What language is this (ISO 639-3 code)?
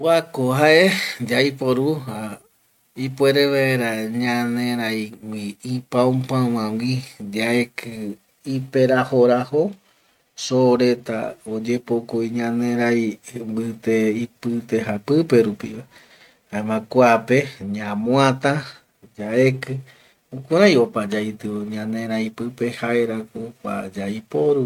gui